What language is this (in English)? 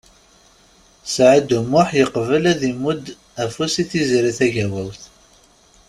Kabyle